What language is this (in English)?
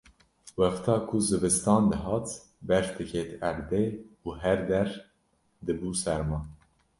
Kurdish